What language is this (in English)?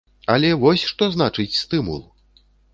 Belarusian